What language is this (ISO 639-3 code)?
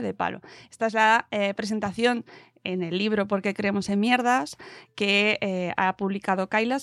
spa